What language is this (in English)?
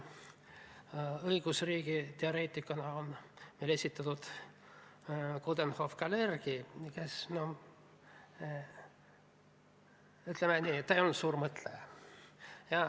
Estonian